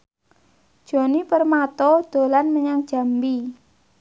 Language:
Javanese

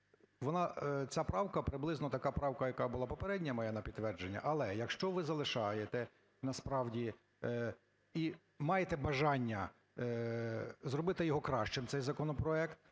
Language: Ukrainian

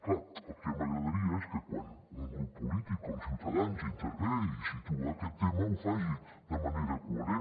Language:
Catalan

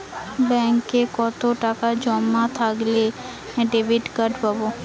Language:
Bangla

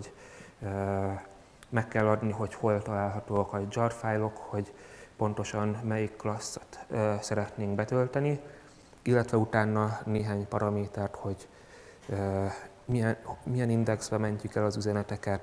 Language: Hungarian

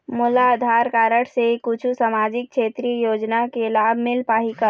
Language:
Chhattisgarhi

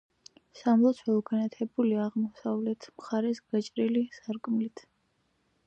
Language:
Georgian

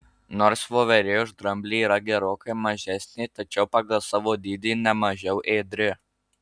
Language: Lithuanian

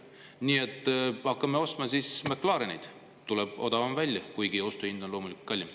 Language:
Estonian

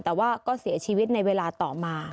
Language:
Thai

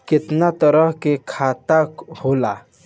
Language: Bhojpuri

